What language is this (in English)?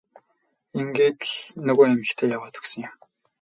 Mongolian